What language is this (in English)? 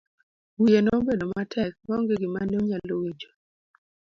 Luo (Kenya and Tanzania)